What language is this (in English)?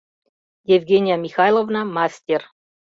Mari